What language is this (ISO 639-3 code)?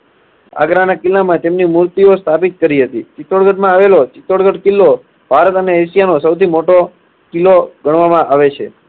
guj